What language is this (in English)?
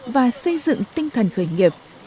Vietnamese